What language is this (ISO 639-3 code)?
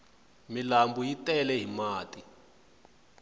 tso